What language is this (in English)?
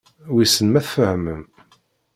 Kabyle